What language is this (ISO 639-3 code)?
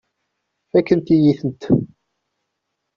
kab